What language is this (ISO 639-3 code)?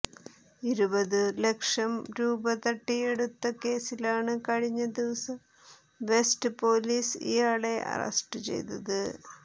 mal